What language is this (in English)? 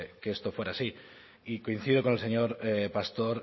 Spanish